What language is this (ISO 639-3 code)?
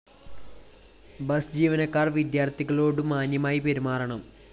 mal